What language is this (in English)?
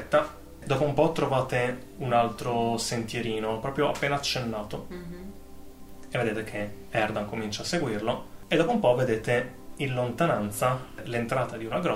Italian